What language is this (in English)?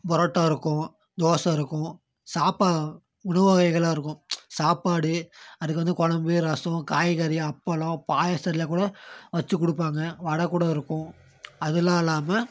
Tamil